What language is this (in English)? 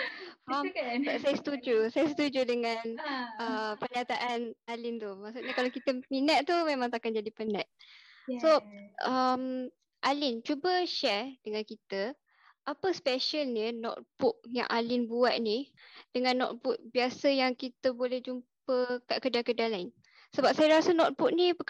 Malay